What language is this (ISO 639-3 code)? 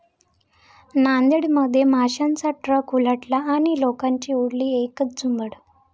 mar